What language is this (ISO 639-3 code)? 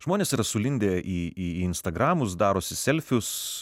lit